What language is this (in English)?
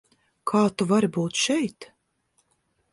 Latvian